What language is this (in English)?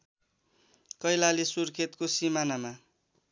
Nepali